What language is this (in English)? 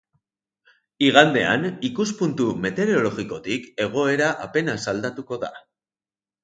Basque